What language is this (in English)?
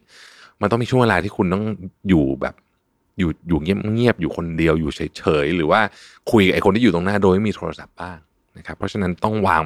Thai